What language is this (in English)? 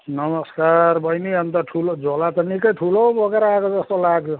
Nepali